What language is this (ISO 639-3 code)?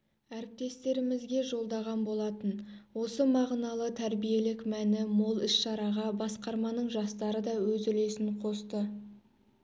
kaz